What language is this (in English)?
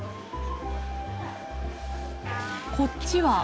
Japanese